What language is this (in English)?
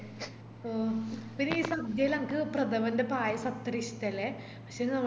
Malayalam